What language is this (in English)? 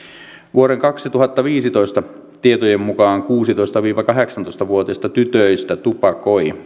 Finnish